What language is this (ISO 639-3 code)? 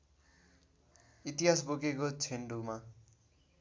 nep